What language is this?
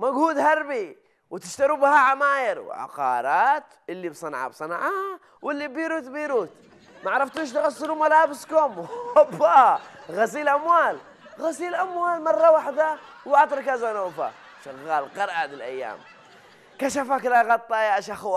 Arabic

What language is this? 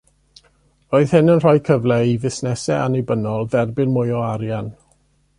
Welsh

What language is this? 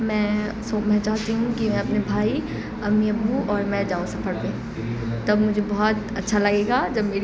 Urdu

